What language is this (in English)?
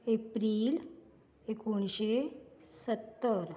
Konkani